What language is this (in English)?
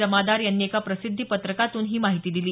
Marathi